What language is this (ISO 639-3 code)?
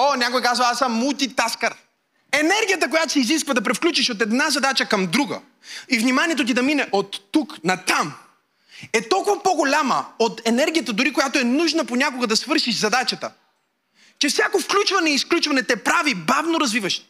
bul